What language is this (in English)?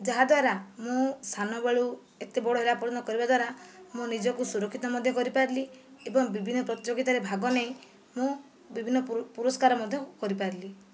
Odia